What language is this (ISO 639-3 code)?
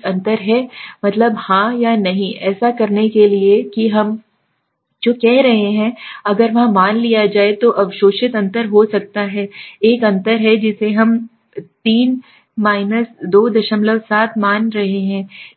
hin